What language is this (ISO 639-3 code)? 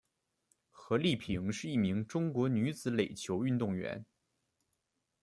zho